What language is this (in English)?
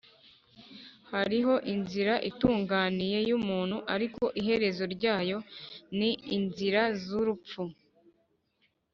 Kinyarwanda